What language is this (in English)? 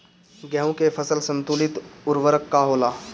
Bhojpuri